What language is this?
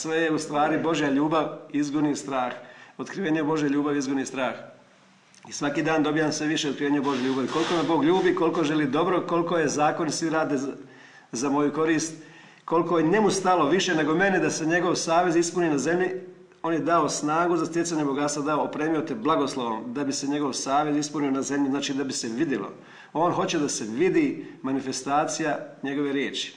Croatian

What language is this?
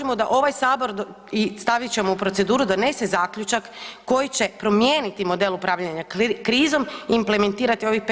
Croatian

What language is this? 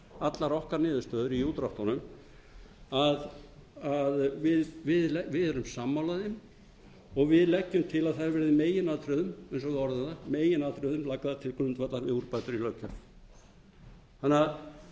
Icelandic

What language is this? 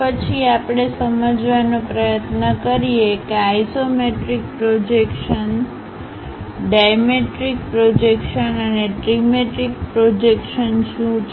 Gujarati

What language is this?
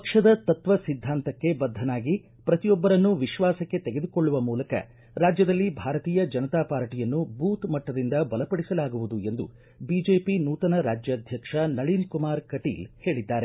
Kannada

